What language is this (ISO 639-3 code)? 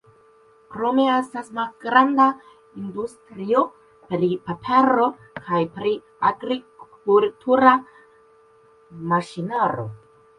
epo